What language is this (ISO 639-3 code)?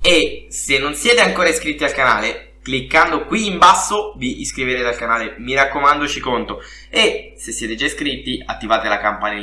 ita